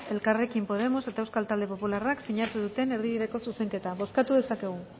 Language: Basque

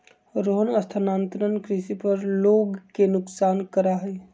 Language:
Magahi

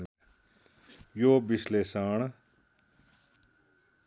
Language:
Nepali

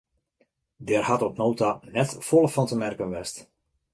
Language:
Western Frisian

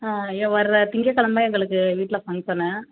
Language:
Tamil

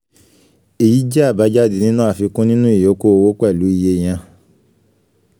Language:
Yoruba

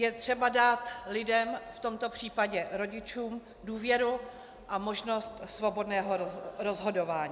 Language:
Czech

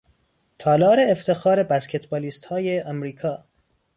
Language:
Persian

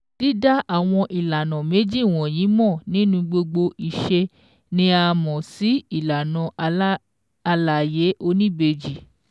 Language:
Yoruba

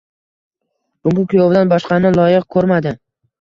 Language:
Uzbek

